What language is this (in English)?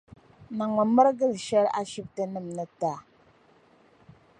Dagbani